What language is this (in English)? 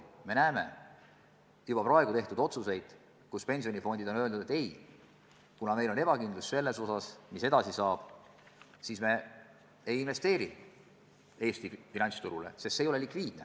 Estonian